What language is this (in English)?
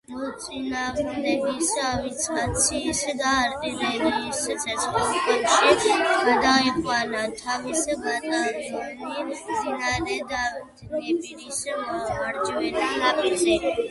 Georgian